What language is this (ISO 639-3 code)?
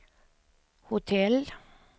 swe